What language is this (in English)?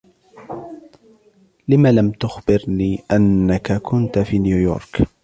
Arabic